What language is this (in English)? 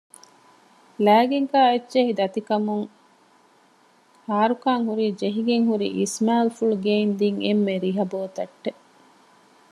Divehi